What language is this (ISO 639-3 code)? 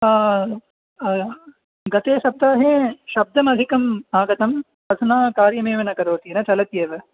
san